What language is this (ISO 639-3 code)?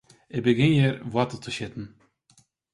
fry